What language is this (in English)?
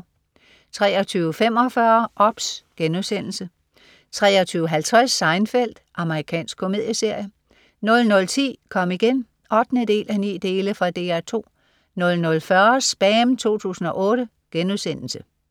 Danish